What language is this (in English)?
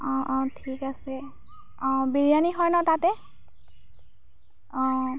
Assamese